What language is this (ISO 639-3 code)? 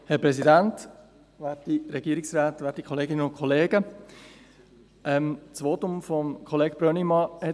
gsw